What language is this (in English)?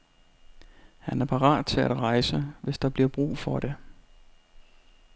Danish